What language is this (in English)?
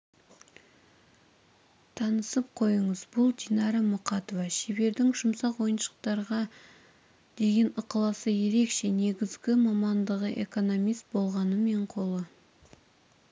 Kazakh